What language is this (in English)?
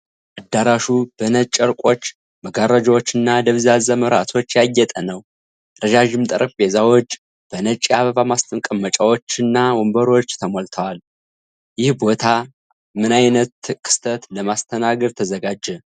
Amharic